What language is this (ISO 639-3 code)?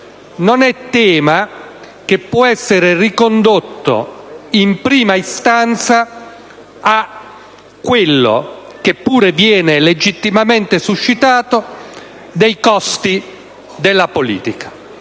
ita